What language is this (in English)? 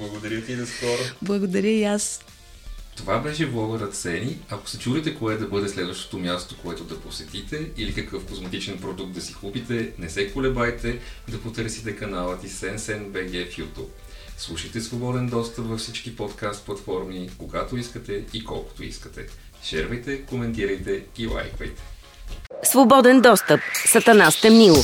Bulgarian